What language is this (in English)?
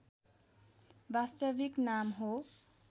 Nepali